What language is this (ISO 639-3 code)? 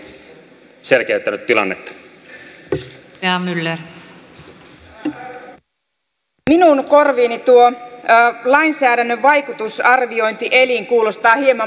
fin